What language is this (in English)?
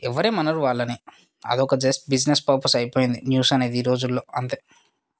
Telugu